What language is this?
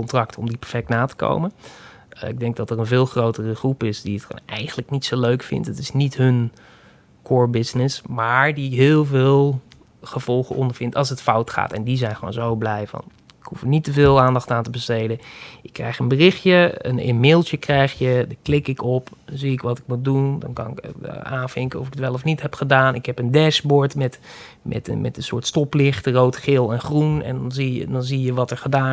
Dutch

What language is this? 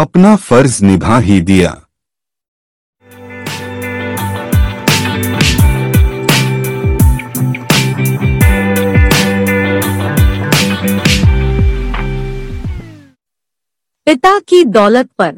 Hindi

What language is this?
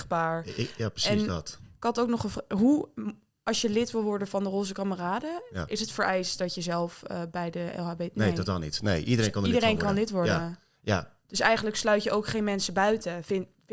Dutch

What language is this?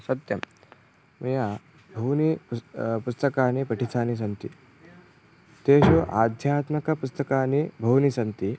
Sanskrit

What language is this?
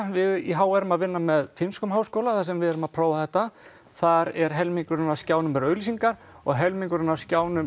Icelandic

